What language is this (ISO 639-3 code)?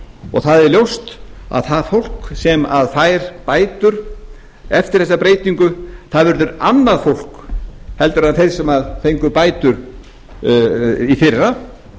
isl